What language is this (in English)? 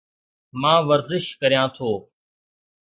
Sindhi